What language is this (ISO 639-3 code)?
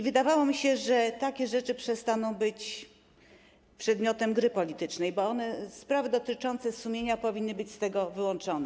pol